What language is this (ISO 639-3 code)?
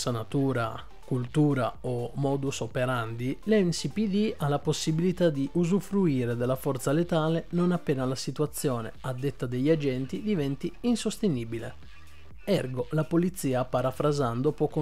ita